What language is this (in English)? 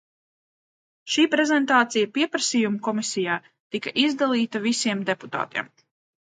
Latvian